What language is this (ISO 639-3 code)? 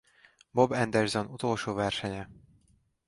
hun